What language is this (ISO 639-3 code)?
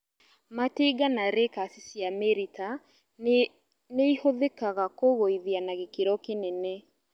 kik